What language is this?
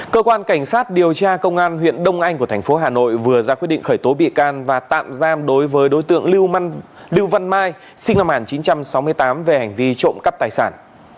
Vietnamese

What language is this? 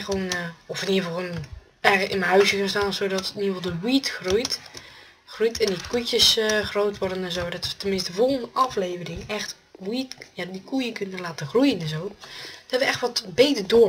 Dutch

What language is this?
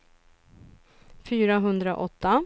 Swedish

